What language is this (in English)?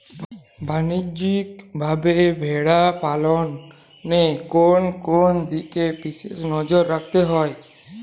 Bangla